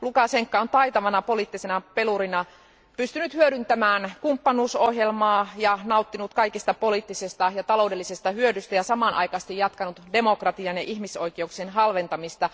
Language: Finnish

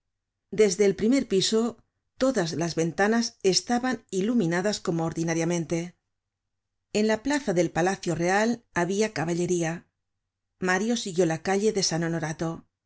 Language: Spanish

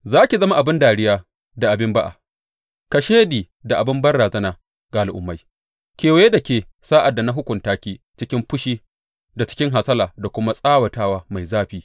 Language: Hausa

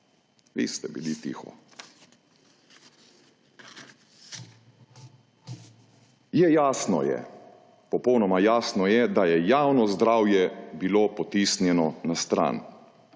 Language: Slovenian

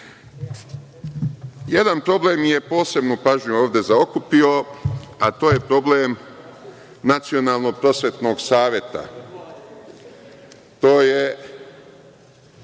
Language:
Serbian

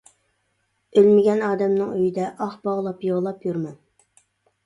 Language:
Uyghur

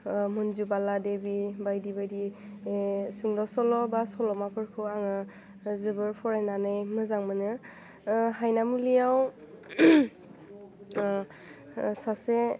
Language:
Bodo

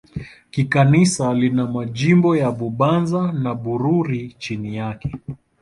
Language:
Swahili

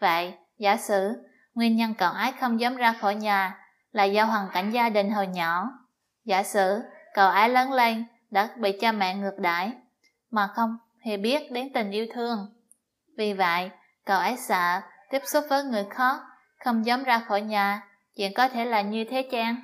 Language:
Vietnamese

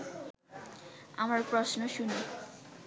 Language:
Bangla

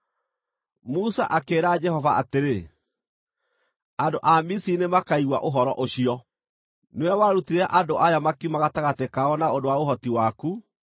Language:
Kikuyu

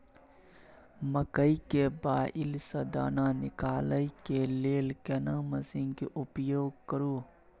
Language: Maithili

